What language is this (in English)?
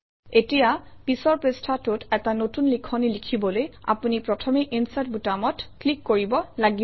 Assamese